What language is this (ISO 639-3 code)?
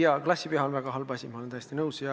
est